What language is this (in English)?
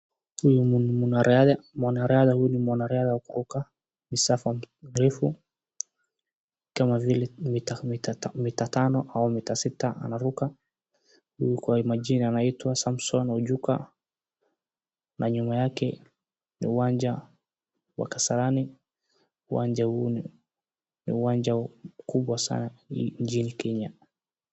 Swahili